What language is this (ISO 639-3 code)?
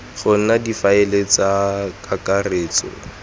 tsn